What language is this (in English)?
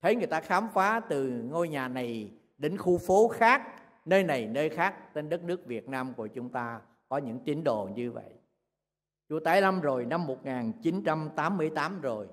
Vietnamese